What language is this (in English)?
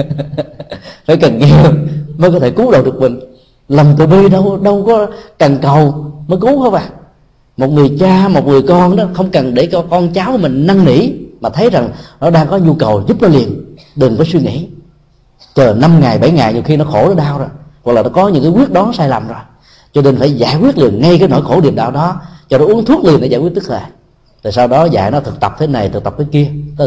Vietnamese